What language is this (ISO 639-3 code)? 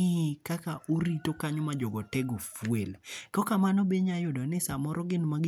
luo